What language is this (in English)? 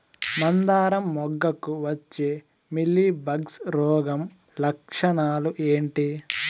Telugu